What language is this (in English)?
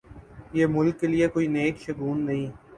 Urdu